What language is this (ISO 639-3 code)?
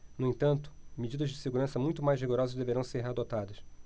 por